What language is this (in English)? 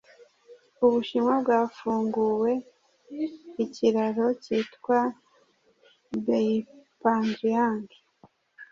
Kinyarwanda